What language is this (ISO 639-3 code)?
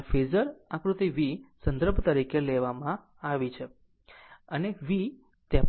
guj